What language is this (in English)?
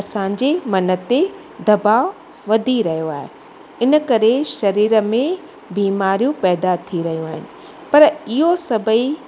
Sindhi